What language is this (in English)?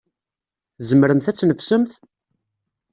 Kabyle